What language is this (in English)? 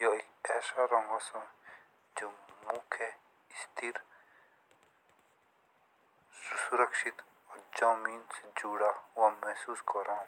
Jaunsari